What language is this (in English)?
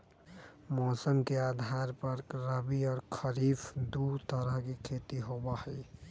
Magahi